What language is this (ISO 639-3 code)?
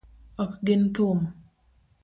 luo